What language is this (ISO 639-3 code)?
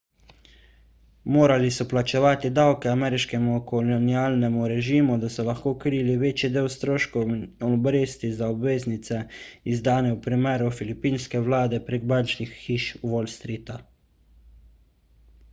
slv